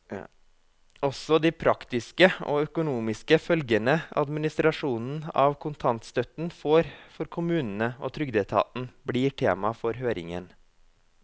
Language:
Norwegian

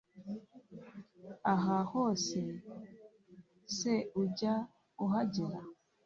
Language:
Kinyarwanda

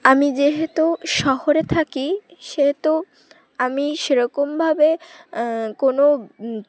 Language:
Bangla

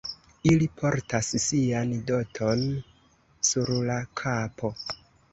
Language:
Esperanto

